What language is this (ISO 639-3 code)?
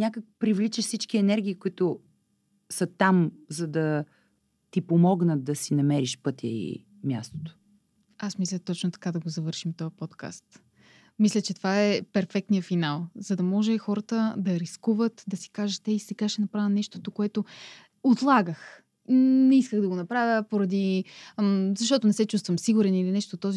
bul